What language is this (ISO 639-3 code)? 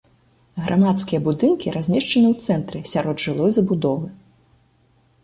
bel